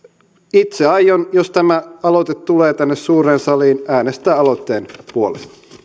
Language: Finnish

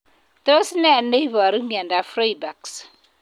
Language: Kalenjin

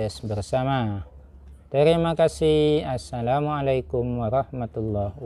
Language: Indonesian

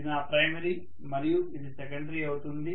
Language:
Telugu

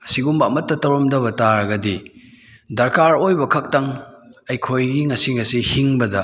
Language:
Manipuri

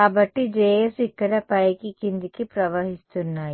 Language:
Telugu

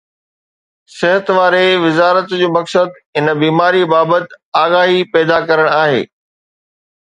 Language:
Sindhi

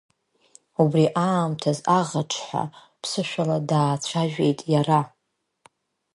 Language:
Abkhazian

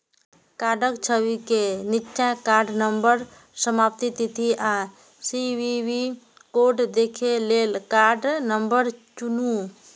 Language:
Maithili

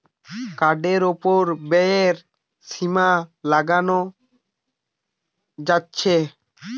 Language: Bangla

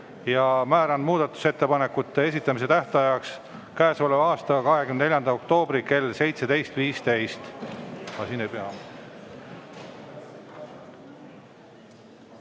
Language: Estonian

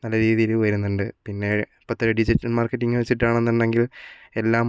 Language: Malayalam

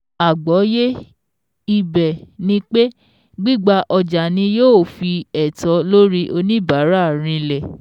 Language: Yoruba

